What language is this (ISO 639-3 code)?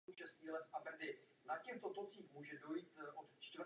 ces